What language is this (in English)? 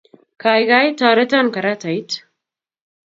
Kalenjin